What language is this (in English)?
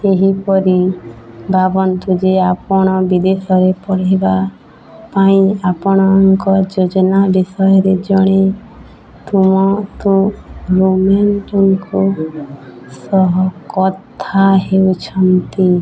Odia